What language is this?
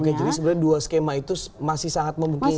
Indonesian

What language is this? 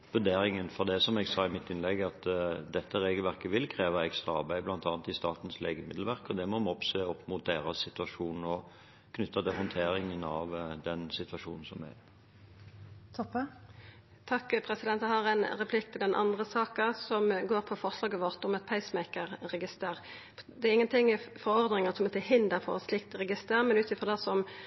Norwegian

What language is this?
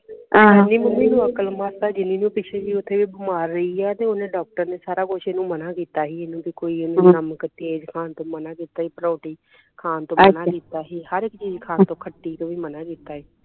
Punjabi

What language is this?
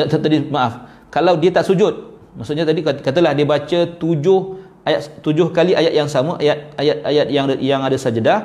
Malay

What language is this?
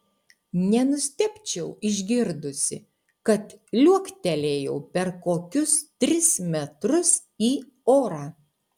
Lithuanian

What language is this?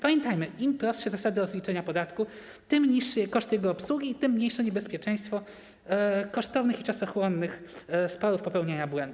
Polish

